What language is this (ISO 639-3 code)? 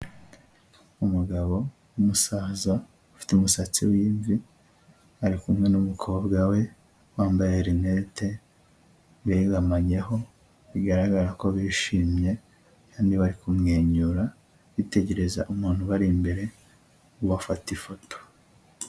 kin